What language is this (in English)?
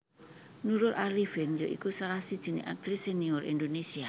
Javanese